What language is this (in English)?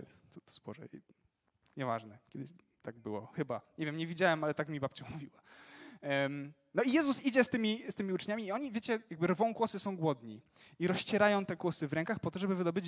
Polish